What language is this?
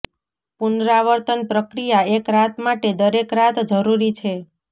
Gujarati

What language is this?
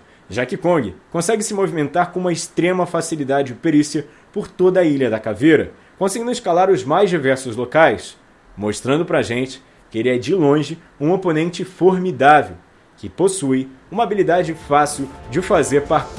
Portuguese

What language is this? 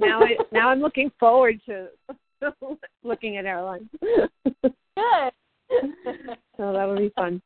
English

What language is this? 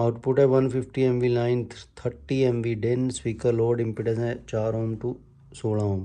Hindi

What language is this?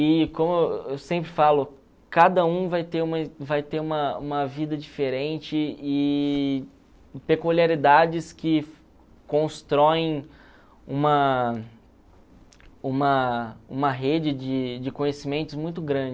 Portuguese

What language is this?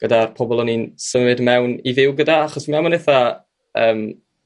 Welsh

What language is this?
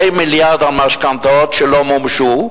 Hebrew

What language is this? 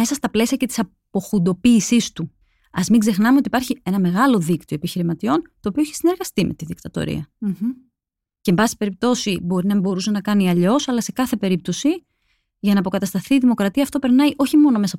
Greek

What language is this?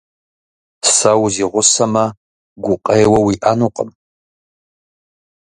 Kabardian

